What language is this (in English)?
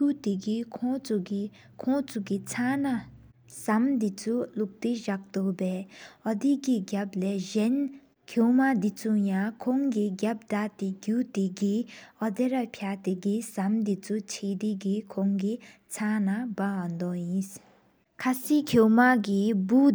Sikkimese